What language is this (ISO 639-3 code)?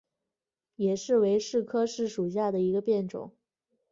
zho